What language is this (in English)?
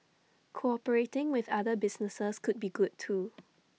English